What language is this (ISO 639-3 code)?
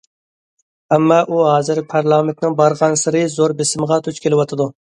uig